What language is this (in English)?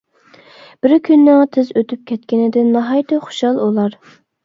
Uyghur